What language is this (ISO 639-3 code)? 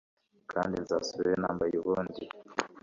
kin